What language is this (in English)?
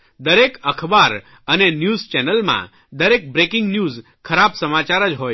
Gujarati